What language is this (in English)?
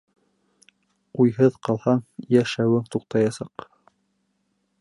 Bashkir